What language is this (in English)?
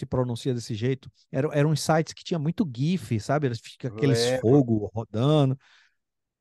Portuguese